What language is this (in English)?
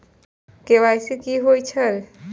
Maithili